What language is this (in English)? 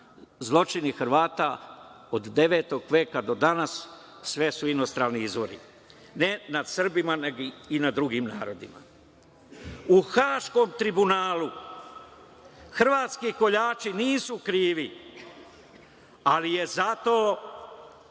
Serbian